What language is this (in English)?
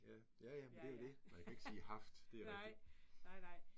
Danish